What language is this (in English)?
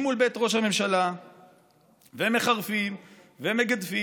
Hebrew